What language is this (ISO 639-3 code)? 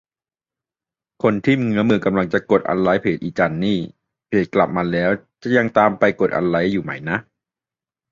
tha